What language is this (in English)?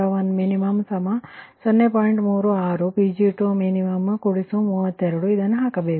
Kannada